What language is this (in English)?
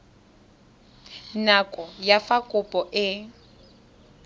Tswana